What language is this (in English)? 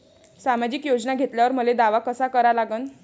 Marathi